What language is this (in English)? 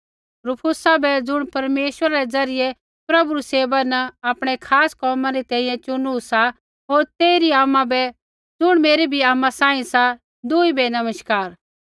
Kullu Pahari